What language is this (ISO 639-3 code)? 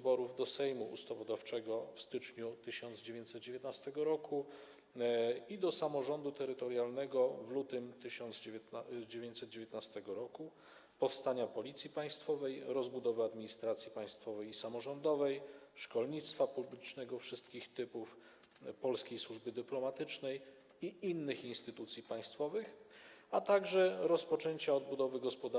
pol